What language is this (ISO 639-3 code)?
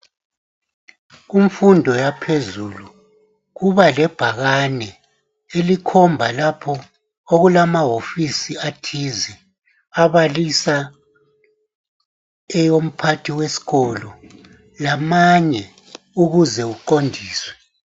nde